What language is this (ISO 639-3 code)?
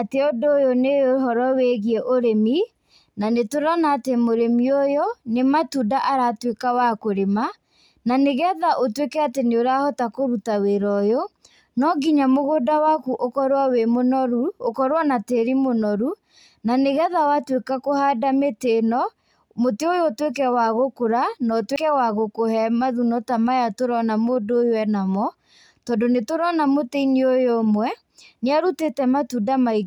kik